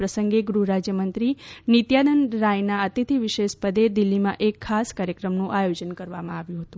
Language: Gujarati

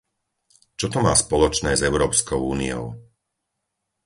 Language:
Slovak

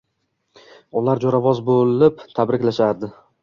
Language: Uzbek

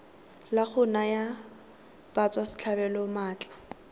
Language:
Tswana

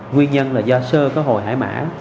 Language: Vietnamese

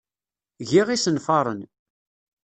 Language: Kabyle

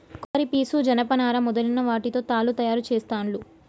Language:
Telugu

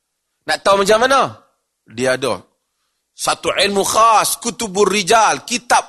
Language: Malay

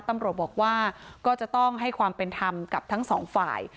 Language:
Thai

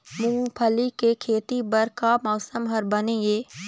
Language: Chhattisgarhi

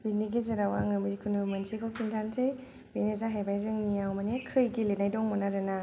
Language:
Bodo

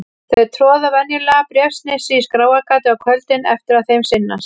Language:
Icelandic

